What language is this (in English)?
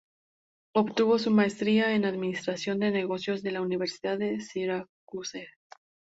Spanish